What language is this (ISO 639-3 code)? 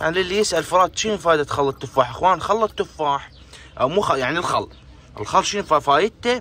ara